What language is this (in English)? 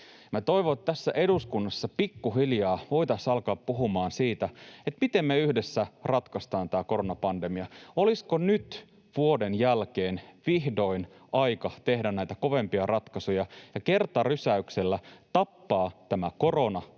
Finnish